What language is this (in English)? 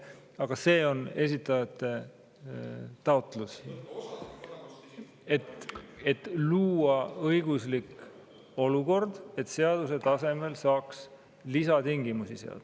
Estonian